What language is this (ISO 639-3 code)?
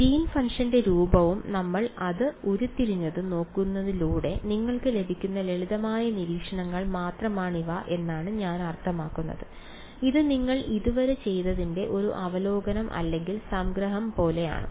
mal